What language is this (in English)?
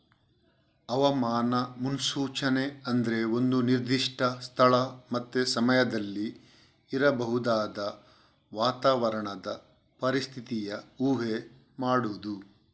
Kannada